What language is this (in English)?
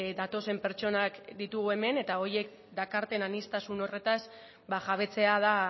Basque